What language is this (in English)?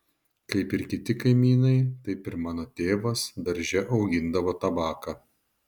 Lithuanian